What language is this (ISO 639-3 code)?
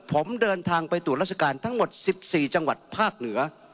tha